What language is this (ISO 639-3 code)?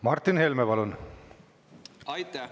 est